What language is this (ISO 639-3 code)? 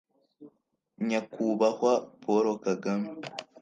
kin